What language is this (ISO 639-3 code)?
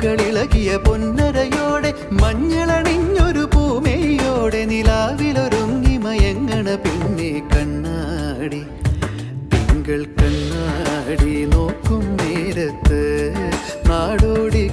ron